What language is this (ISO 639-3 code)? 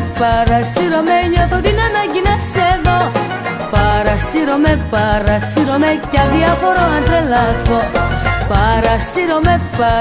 ell